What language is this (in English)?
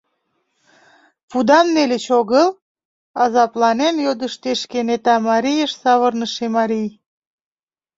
Mari